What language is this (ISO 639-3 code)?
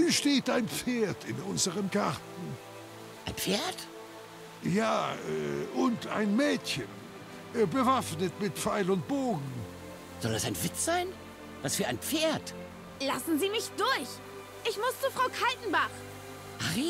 deu